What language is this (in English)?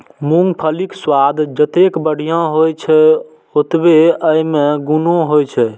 Maithili